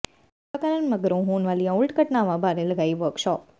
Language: Punjabi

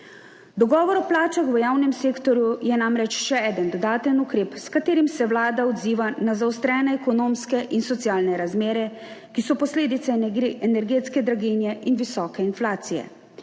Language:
Slovenian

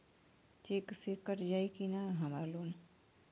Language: Bhojpuri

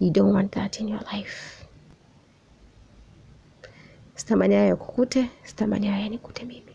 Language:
Swahili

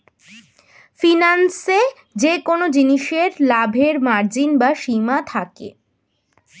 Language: Bangla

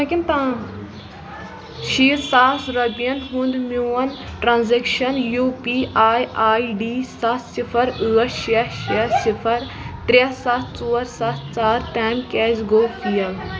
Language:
Kashmiri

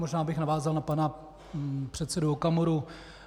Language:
Czech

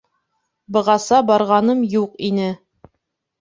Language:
Bashkir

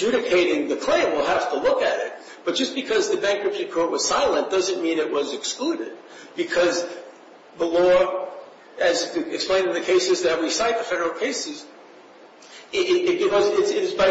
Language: English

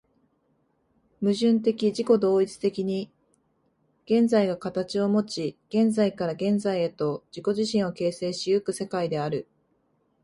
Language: Japanese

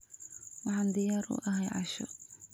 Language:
Somali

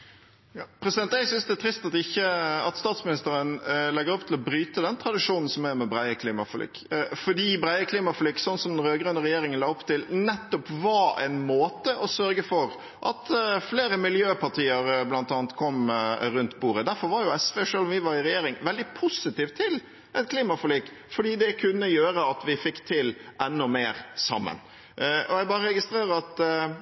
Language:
Norwegian Bokmål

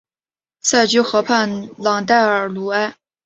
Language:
Chinese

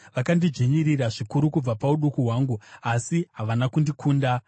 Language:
Shona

